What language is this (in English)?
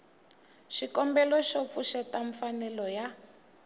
Tsonga